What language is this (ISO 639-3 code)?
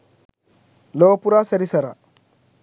sin